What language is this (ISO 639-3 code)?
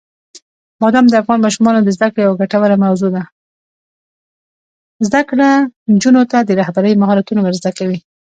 pus